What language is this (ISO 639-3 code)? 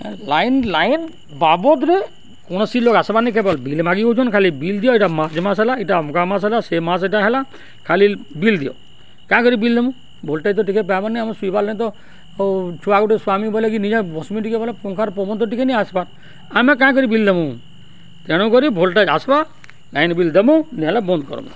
ori